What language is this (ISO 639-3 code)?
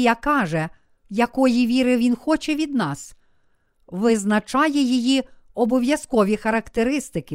ukr